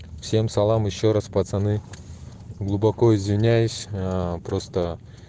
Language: Russian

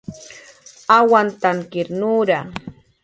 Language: Jaqaru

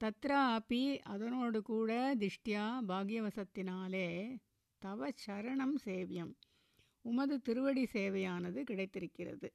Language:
Tamil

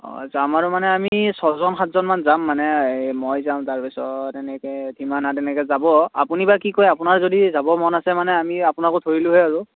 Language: Assamese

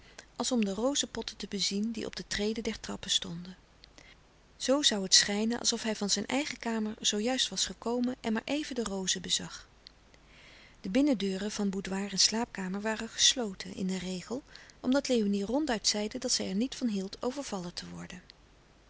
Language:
Dutch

